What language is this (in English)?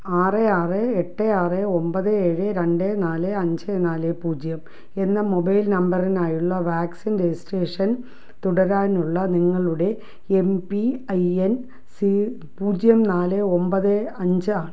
Malayalam